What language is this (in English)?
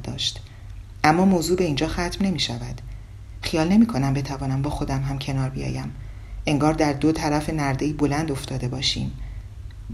Persian